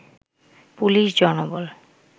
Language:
Bangla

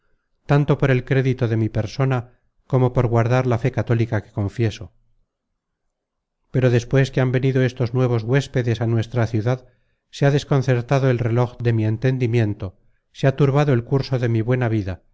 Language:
Spanish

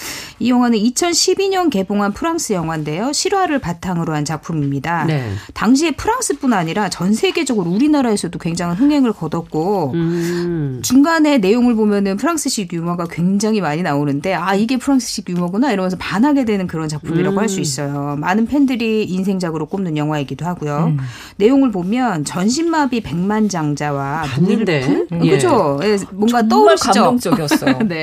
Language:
Korean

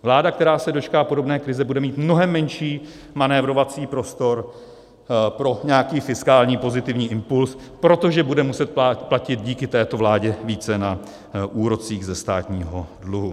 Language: Czech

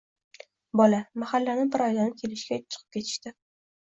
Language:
Uzbek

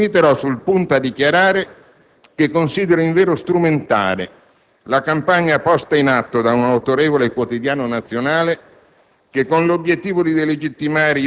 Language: Italian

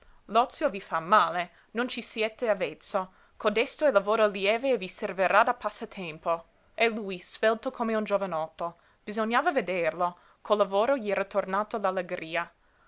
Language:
Italian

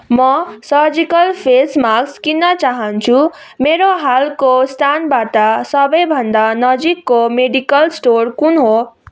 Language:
Nepali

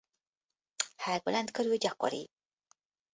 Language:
Hungarian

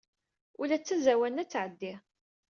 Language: Kabyle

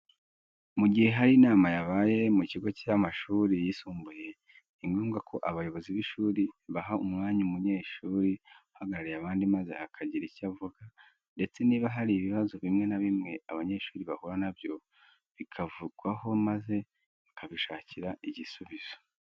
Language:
Kinyarwanda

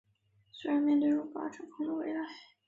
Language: Chinese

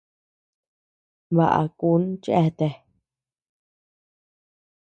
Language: Tepeuxila Cuicatec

